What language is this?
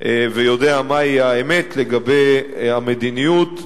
Hebrew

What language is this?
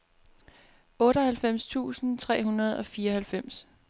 Danish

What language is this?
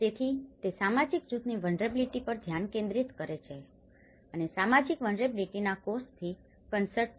Gujarati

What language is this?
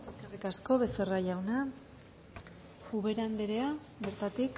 Basque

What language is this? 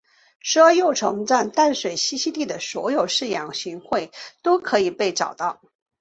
Chinese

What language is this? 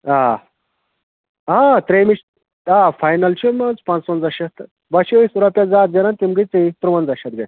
Kashmiri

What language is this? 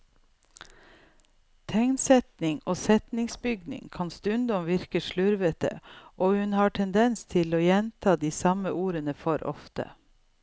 Norwegian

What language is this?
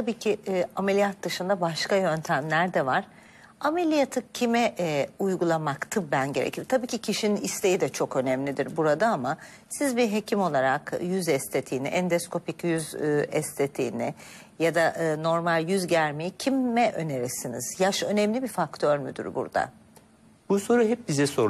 Turkish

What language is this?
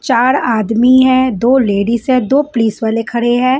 Hindi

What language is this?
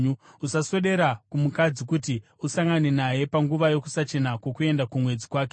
Shona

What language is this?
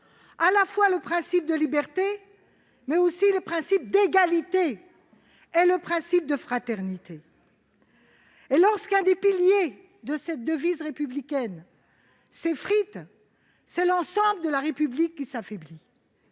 French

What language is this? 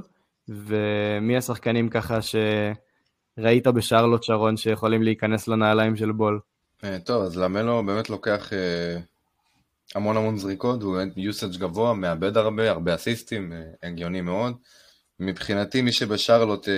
Hebrew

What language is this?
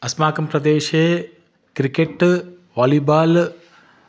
Sanskrit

